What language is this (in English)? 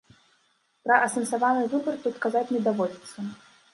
Belarusian